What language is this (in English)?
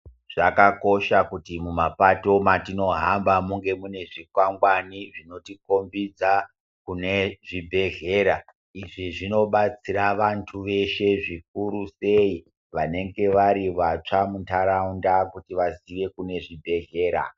Ndau